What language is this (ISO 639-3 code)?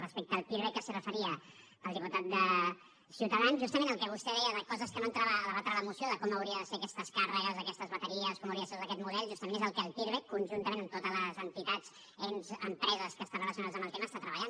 cat